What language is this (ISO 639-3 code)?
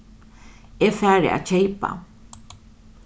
fao